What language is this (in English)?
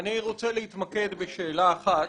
Hebrew